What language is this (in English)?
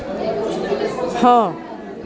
Odia